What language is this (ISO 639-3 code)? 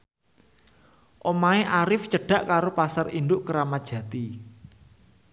jav